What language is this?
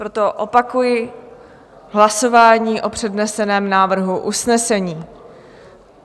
Czech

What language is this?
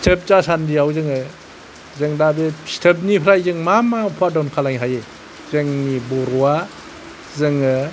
Bodo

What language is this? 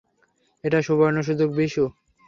Bangla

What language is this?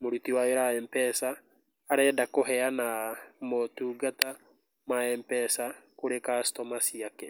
Kikuyu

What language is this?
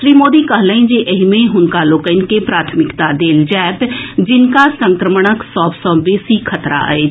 Maithili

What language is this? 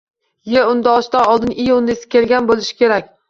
Uzbek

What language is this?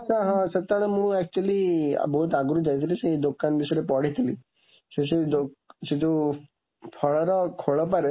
Odia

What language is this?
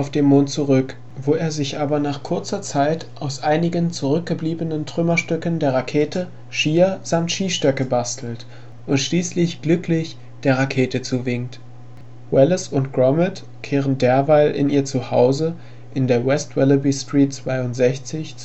German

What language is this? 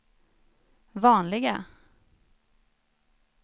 Swedish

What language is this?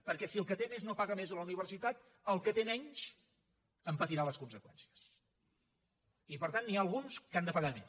Catalan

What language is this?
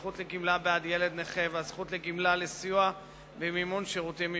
Hebrew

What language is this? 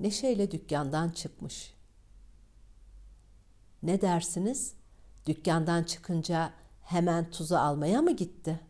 Turkish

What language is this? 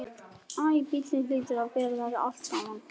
Icelandic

